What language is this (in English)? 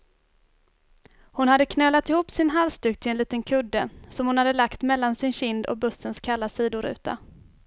Swedish